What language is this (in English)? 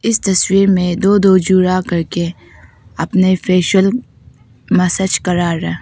Hindi